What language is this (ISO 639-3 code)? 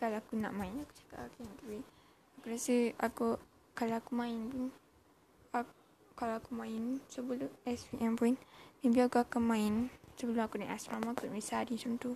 msa